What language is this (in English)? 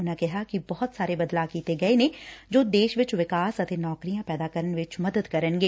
Punjabi